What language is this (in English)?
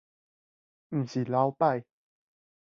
Min Nan Chinese